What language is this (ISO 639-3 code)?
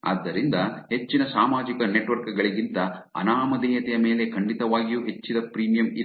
kan